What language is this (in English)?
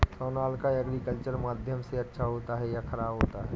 Hindi